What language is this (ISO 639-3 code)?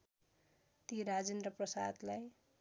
nep